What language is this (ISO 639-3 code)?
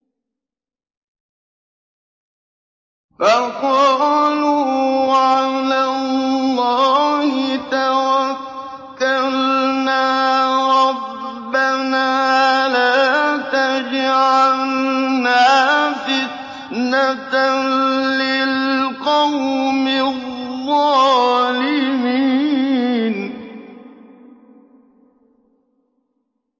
ara